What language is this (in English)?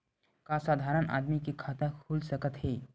Chhattisgarhi